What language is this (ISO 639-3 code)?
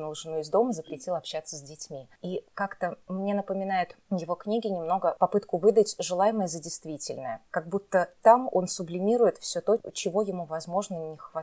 rus